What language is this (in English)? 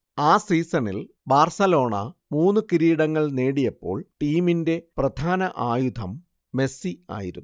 Malayalam